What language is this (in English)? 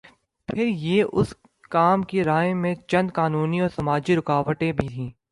Urdu